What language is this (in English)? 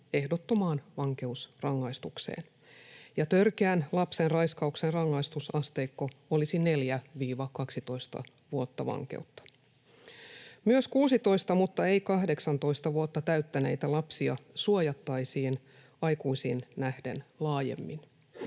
Finnish